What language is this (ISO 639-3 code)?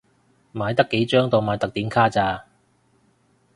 yue